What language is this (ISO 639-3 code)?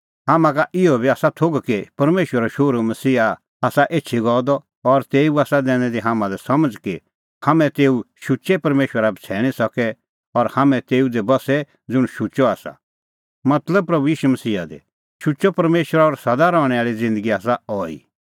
kfx